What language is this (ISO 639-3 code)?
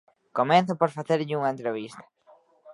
glg